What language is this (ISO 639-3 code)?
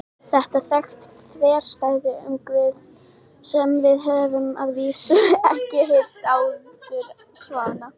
isl